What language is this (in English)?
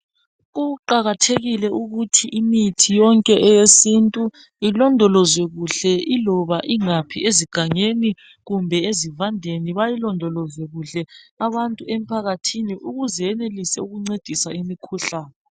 North Ndebele